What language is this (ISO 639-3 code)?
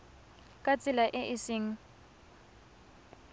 tsn